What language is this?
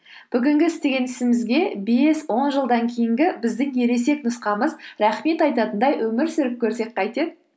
Kazakh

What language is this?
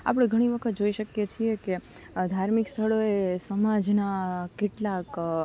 Gujarati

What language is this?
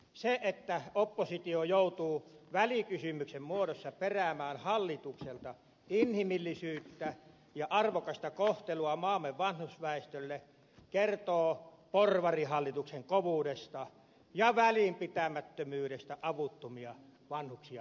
Finnish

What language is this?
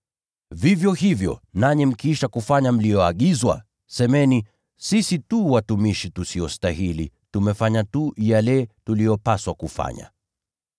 Swahili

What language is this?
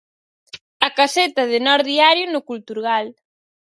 Galician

